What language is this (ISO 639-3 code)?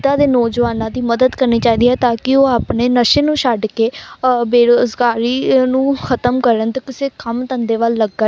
pan